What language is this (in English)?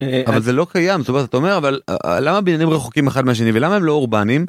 Hebrew